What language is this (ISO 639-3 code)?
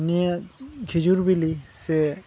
sat